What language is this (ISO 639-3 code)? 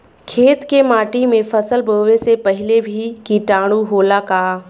bho